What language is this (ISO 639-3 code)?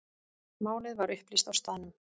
isl